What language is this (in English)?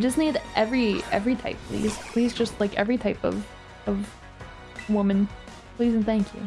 English